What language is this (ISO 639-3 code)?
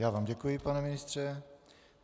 ces